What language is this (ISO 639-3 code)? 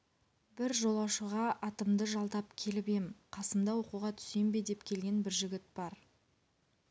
kaz